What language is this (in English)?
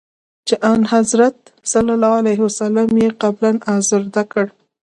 Pashto